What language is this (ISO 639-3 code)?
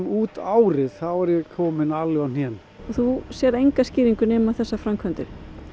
isl